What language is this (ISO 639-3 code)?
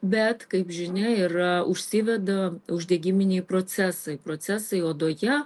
lit